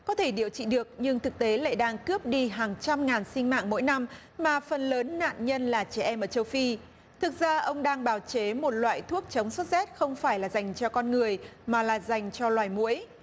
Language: Vietnamese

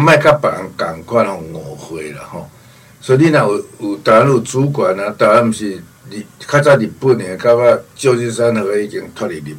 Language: Chinese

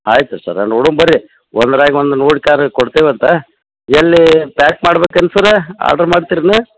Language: Kannada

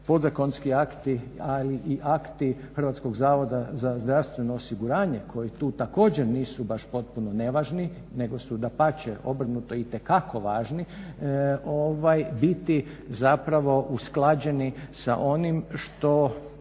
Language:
Croatian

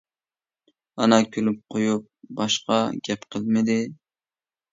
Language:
Uyghur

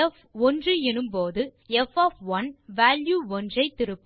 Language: Tamil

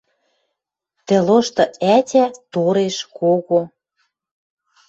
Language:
Western Mari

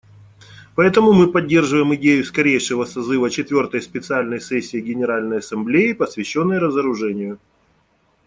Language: Russian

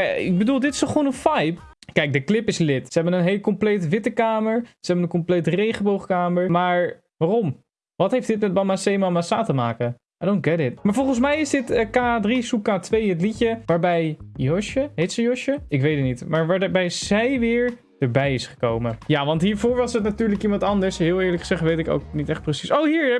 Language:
Dutch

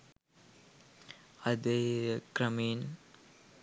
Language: Sinhala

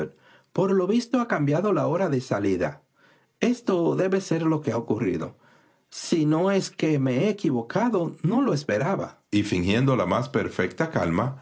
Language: Spanish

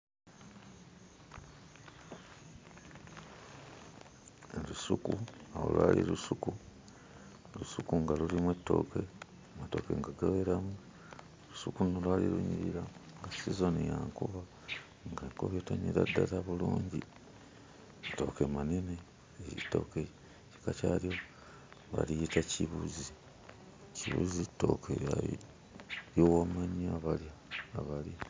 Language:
Ganda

